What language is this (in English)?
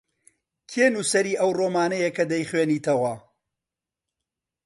Central Kurdish